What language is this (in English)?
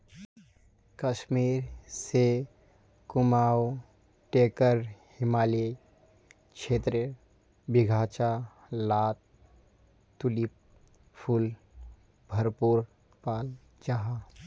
Magahi